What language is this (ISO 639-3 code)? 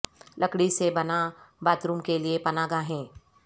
urd